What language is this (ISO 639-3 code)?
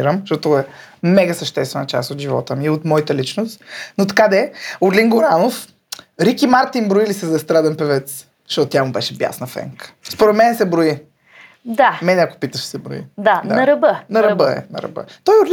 bul